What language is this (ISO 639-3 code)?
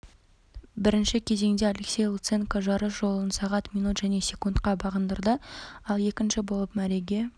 kaz